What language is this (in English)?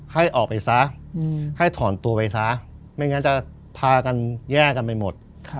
Thai